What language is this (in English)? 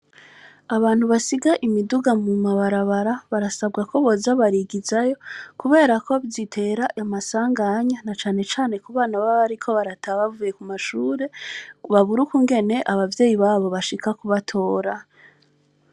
Rundi